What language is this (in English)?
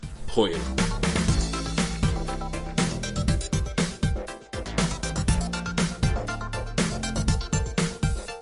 Welsh